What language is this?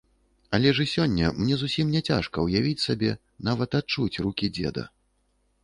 Belarusian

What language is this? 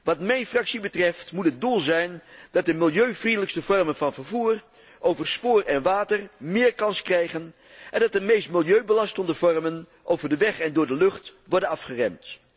Dutch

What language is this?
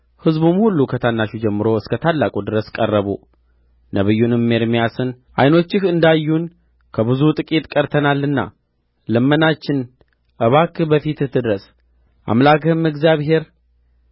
Amharic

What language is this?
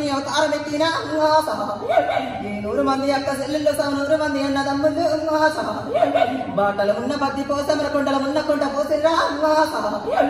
Indonesian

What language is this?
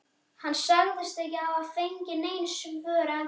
Icelandic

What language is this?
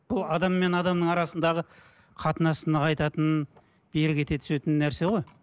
Kazakh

